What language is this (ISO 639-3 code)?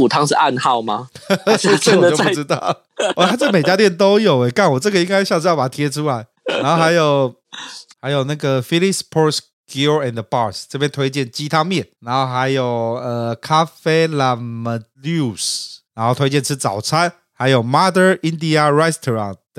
zho